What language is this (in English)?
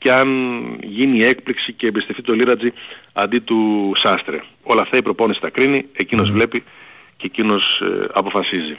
Greek